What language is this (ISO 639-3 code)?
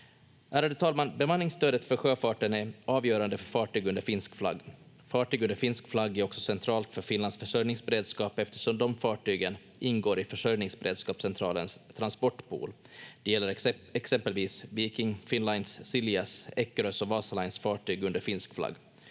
fin